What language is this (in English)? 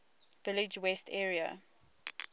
English